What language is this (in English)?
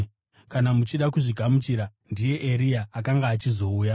Shona